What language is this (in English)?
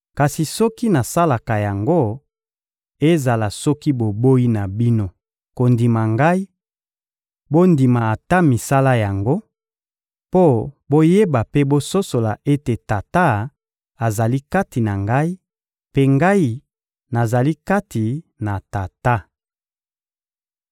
Lingala